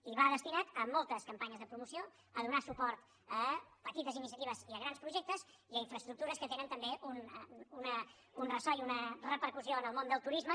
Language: Catalan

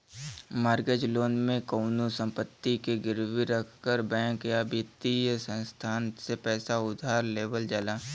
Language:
Bhojpuri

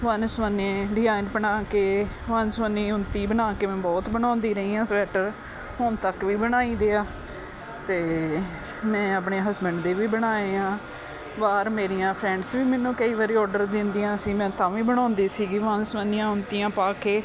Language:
Punjabi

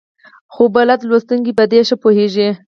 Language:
Pashto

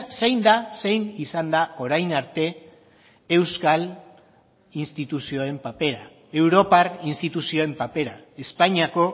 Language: Basque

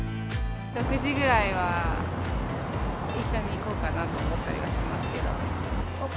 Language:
Japanese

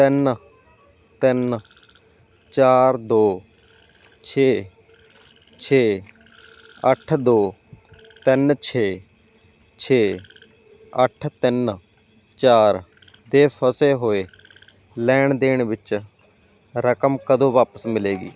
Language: Punjabi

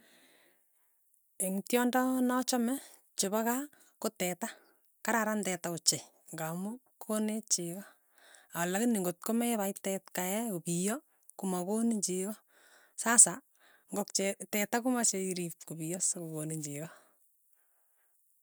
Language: Tugen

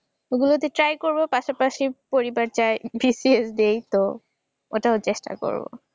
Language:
Bangla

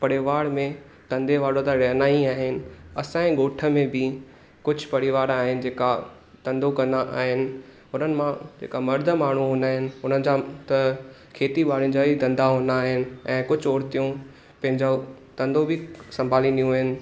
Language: Sindhi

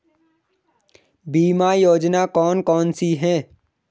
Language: Hindi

